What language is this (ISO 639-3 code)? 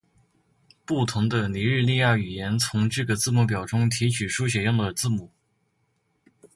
zho